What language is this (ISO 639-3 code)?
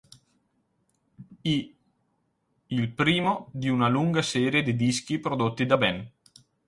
ita